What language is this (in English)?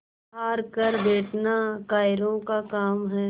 Hindi